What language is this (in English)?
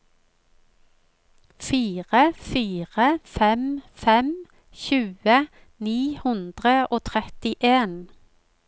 Norwegian